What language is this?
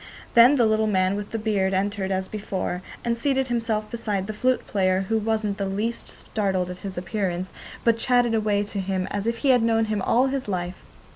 English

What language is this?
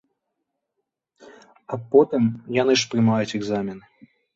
Belarusian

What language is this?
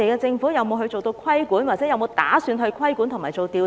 Cantonese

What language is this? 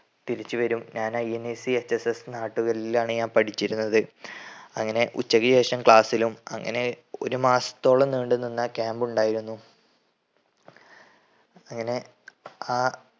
Malayalam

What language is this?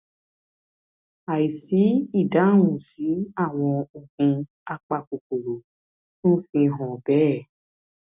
Yoruba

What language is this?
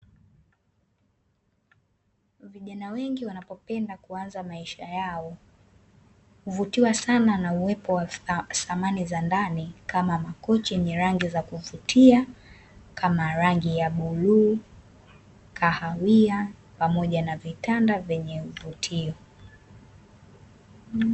Swahili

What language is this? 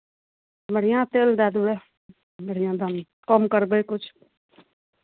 Maithili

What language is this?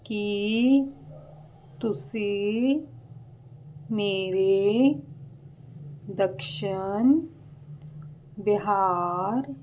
Punjabi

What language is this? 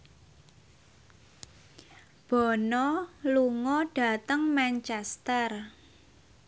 Javanese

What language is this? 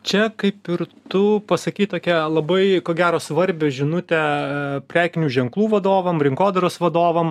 Lithuanian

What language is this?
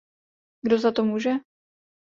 Czech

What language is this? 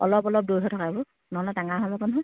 Assamese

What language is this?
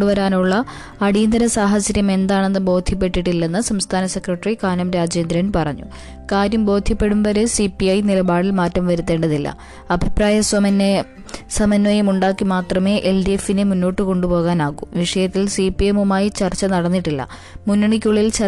Malayalam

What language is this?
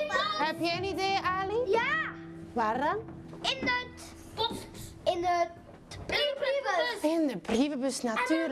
Dutch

